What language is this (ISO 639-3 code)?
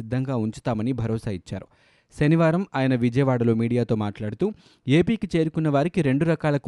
tel